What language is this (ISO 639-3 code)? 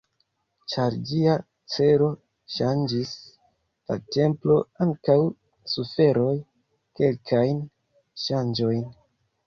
epo